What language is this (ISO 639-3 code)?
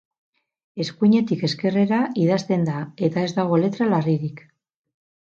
eus